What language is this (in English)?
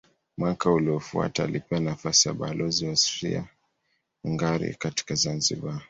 Swahili